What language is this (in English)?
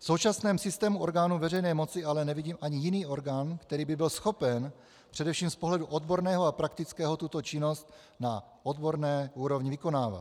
Czech